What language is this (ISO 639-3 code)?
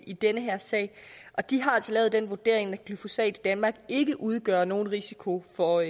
dan